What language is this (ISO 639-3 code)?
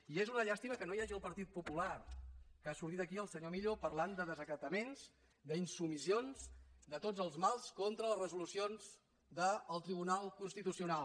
cat